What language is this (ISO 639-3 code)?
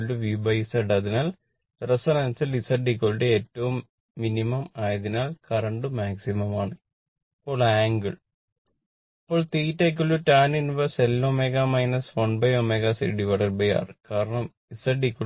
mal